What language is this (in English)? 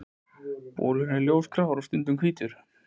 Icelandic